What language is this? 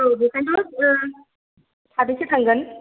Bodo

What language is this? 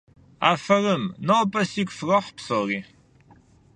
Kabardian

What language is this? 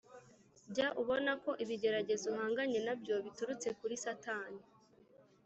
Kinyarwanda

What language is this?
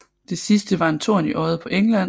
Danish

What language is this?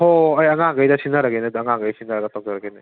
Manipuri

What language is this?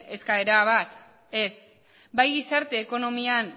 Basque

